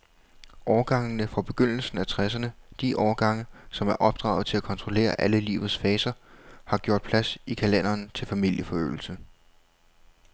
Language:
Danish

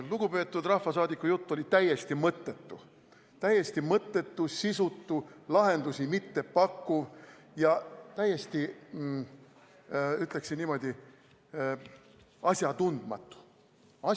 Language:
Estonian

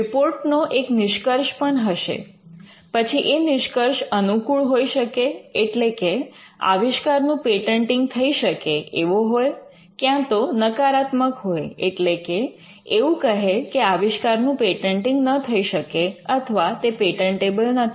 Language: Gujarati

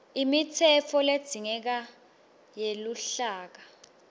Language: Swati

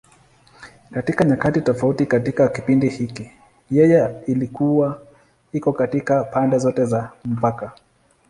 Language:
Swahili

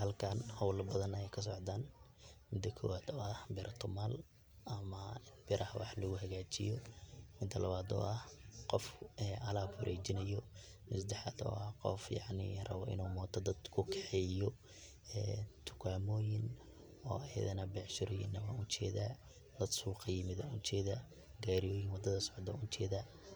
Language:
Somali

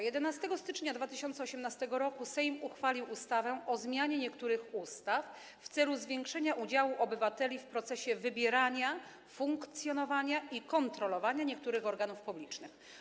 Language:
Polish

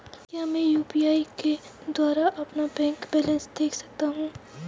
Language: Hindi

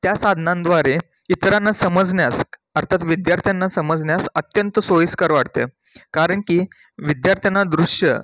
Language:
Marathi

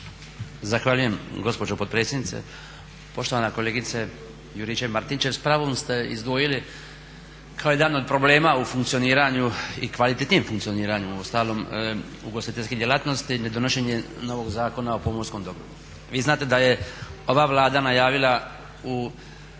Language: Croatian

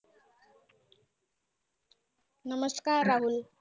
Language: Marathi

